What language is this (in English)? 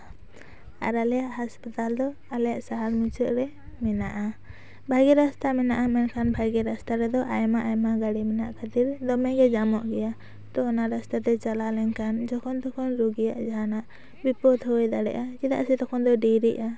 Santali